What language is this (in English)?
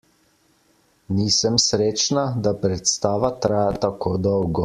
Slovenian